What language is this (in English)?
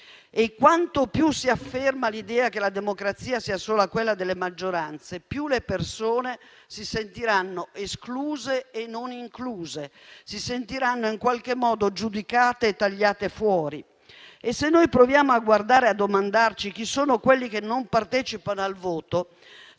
Italian